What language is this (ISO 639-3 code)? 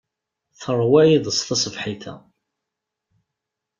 kab